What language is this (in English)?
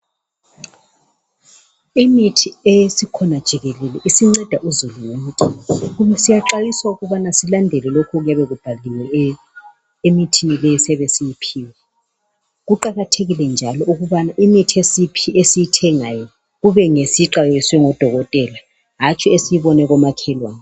North Ndebele